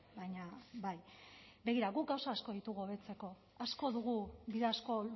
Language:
Basque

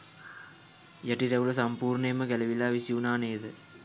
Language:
Sinhala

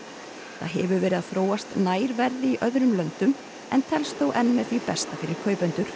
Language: Icelandic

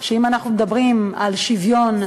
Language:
Hebrew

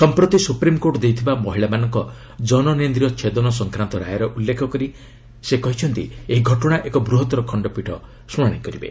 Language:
Odia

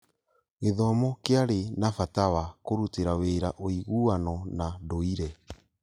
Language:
Kikuyu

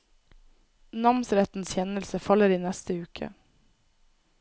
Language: Norwegian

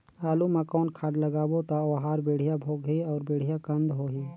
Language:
Chhattisgarhi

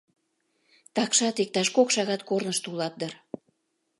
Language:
Mari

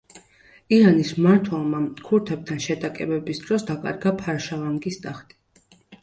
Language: Georgian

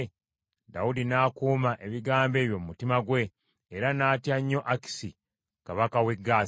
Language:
Ganda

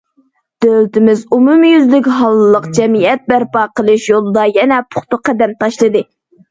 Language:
Uyghur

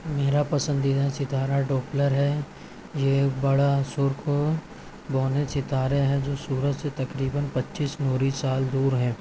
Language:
Urdu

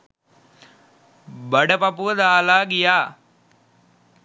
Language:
Sinhala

